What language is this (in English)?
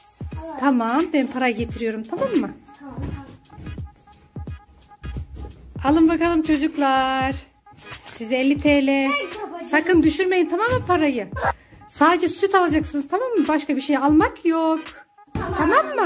Turkish